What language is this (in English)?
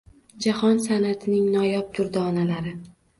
Uzbek